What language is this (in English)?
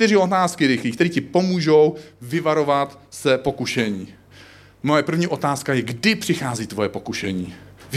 Czech